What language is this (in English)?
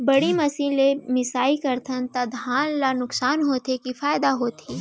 Chhattisgarhi